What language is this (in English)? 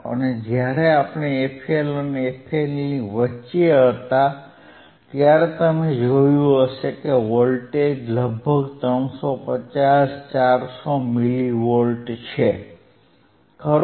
Gujarati